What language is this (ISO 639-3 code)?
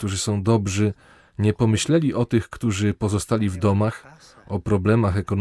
pol